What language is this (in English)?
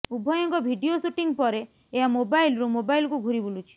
Odia